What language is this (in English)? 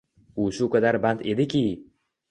Uzbek